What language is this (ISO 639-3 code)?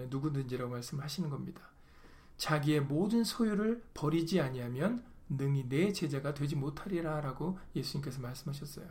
kor